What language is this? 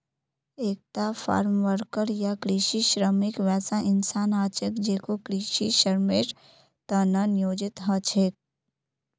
Magahi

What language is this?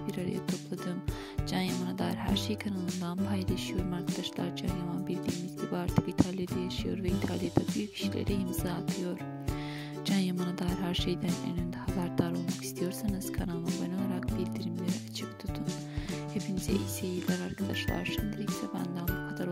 Turkish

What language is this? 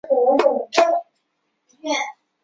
Chinese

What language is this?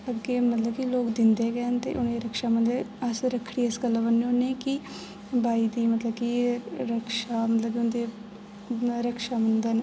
Dogri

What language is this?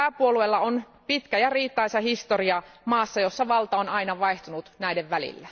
Finnish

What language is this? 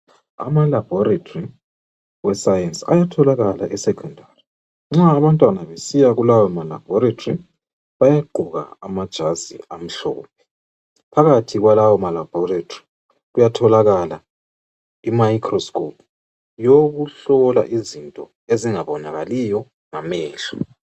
North Ndebele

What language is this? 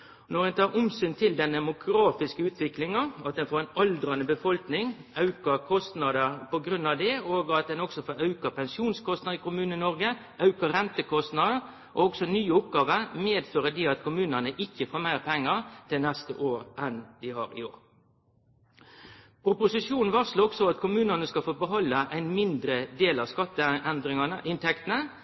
Norwegian Nynorsk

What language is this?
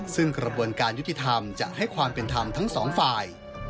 Thai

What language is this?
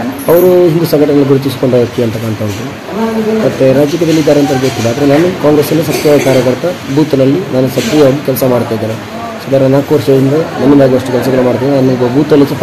Arabic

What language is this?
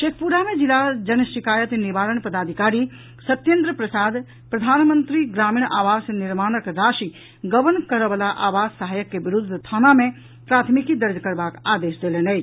Maithili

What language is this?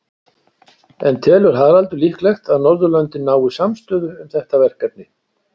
Icelandic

